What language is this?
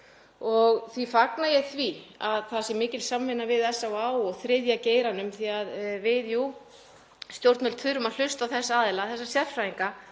Icelandic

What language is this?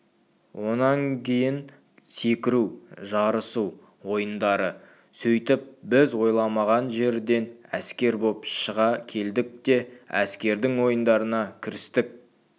Kazakh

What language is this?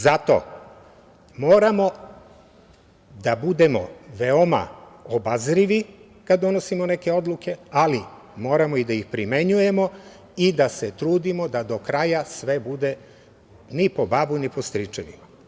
Serbian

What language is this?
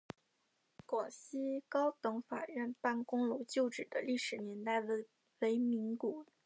Chinese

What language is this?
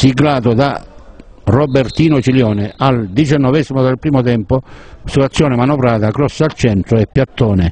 Italian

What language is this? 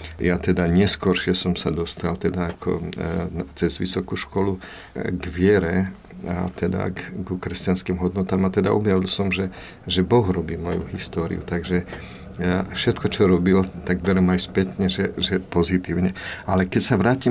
Slovak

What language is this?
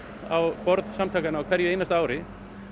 Icelandic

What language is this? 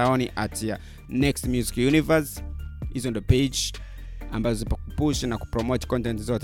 Swahili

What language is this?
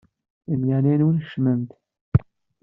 Kabyle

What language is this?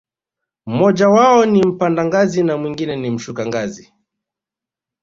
Swahili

